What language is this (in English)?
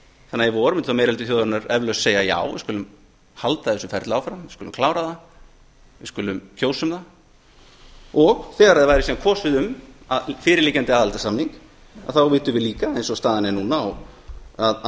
Icelandic